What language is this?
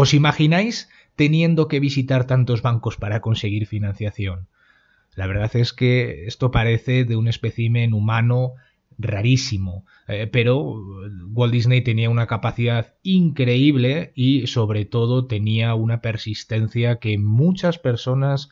Spanish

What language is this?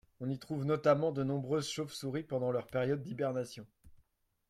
French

